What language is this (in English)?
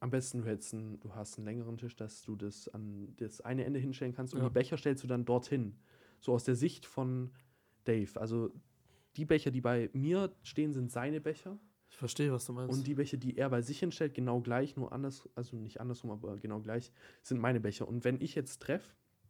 German